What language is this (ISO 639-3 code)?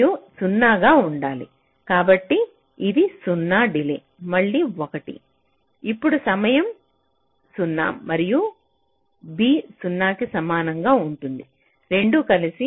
tel